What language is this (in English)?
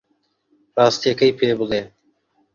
Central Kurdish